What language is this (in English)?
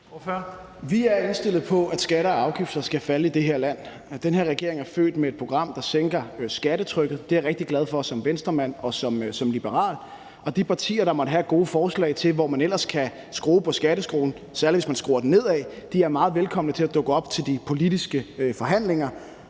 Danish